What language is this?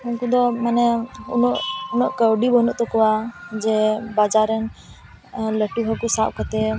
Santali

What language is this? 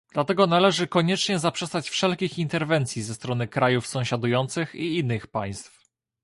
Polish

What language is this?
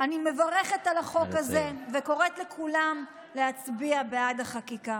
Hebrew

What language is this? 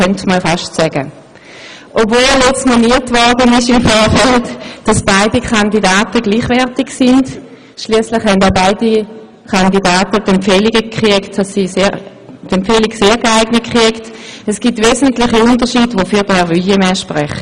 Swiss German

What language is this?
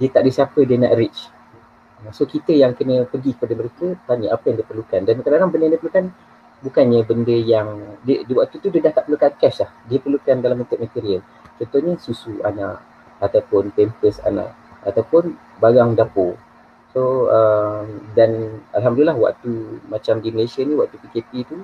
Malay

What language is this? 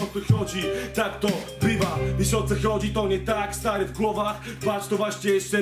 Polish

